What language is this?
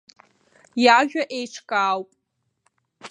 Abkhazian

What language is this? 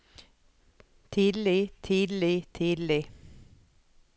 Norwegian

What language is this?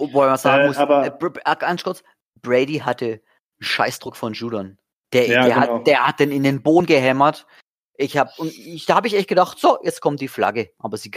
German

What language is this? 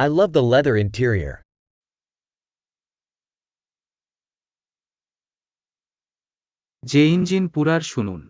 Bangla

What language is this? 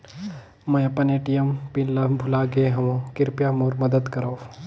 Chhattisgarhi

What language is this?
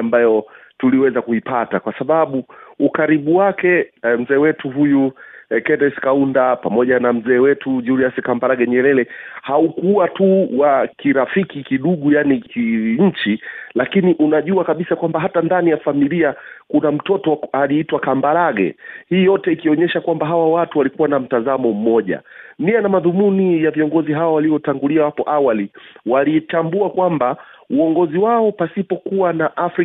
Swahili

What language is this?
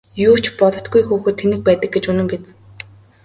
Mongolian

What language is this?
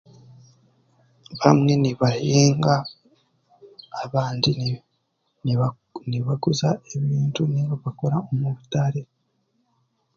Chiga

